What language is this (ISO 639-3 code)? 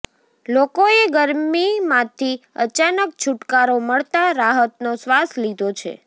guj